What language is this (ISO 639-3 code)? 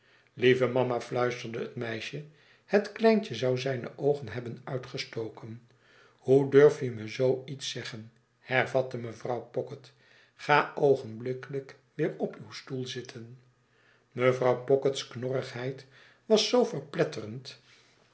nld